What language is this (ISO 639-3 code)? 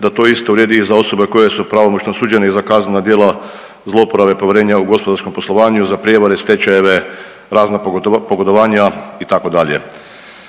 hrv